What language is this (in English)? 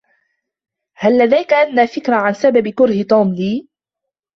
Arabic